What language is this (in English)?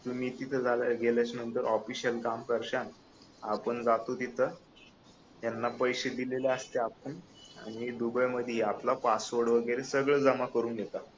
Marathi